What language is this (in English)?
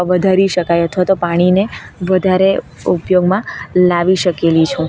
Gujarati